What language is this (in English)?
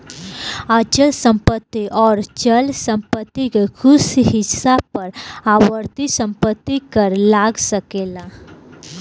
Bhojpuri